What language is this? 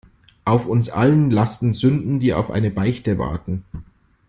German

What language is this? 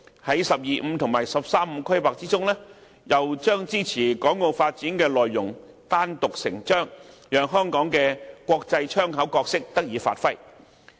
Cantonese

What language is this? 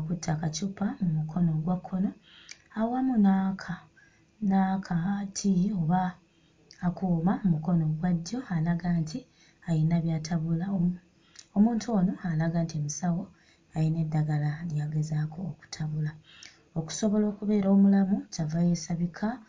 Ganda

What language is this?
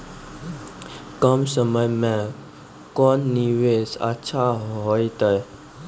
Maithili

